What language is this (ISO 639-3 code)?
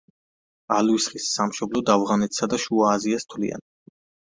kat